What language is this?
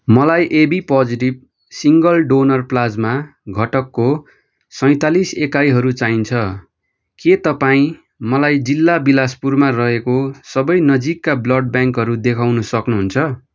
Nepali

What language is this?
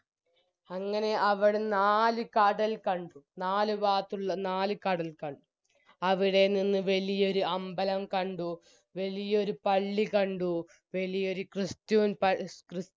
Malayalam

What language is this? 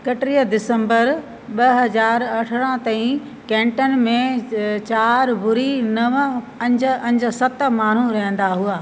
Sindhi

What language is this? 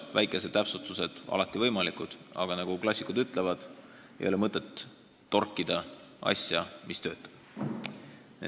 Estonian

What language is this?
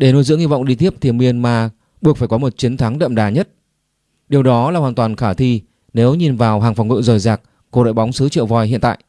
Vietnamese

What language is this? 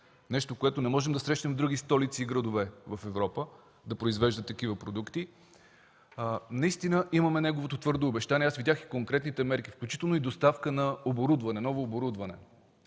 Bulgarian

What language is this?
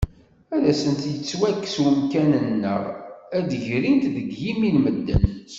Kabyle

